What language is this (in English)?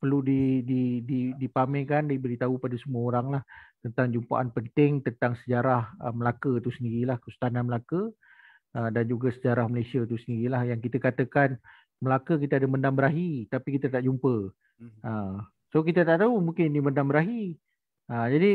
Malay